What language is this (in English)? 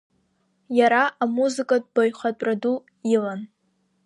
Abkhazian